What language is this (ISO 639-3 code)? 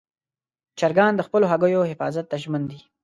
pus